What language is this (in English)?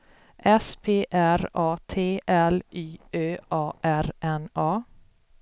Swedish